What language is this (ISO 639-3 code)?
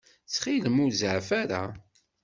kab